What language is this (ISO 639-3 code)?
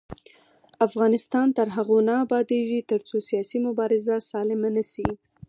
pus